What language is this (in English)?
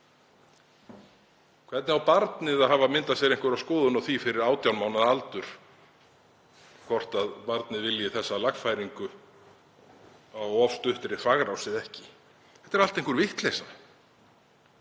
Icelandic